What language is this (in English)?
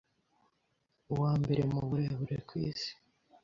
Kinyarwanda